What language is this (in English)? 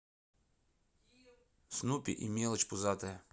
Russian